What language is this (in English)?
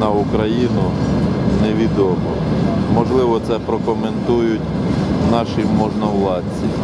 Russian